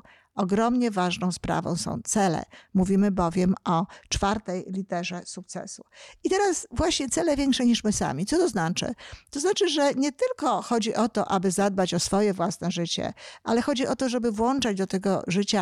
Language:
Polish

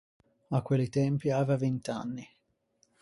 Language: Ligurian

